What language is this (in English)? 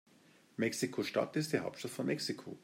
German